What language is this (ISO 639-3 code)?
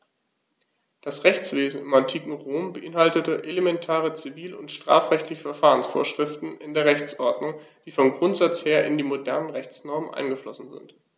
deu